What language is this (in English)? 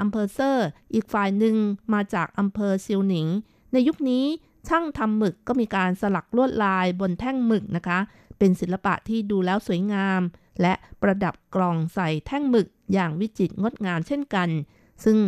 Thai